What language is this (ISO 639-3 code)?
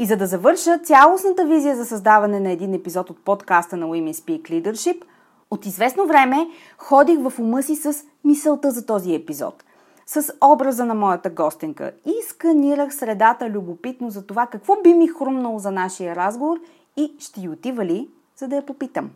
bul